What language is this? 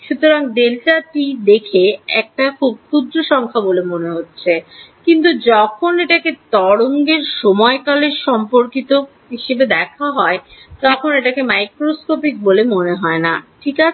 Bangla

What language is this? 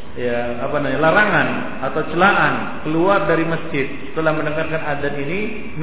Malay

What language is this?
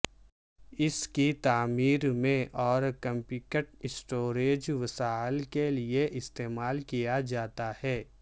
Urdu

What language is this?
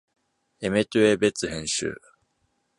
Japanese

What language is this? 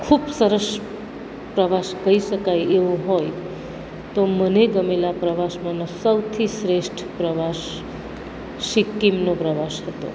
Gujarati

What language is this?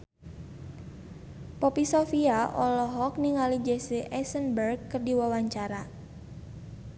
Sundanese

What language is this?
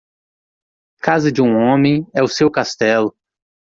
Portuguese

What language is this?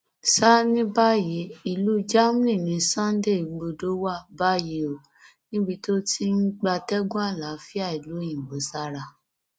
Yoruba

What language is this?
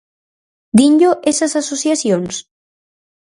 Galician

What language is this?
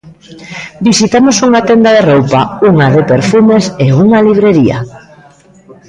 Galician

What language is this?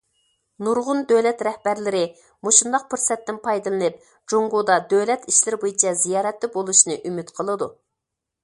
Uyghur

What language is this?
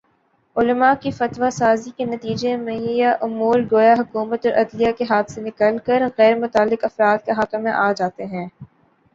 Urdu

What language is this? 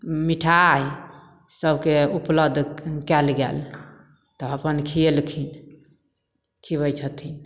Maithili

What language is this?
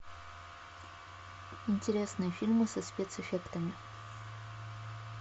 Russian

